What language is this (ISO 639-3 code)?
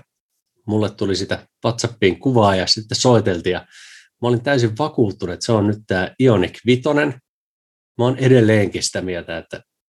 fin